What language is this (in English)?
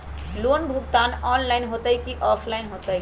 Magahi